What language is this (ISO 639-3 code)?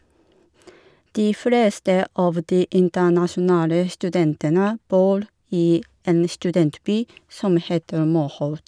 nor